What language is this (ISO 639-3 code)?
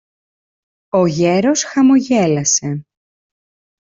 ell